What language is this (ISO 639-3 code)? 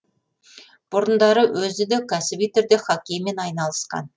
kaz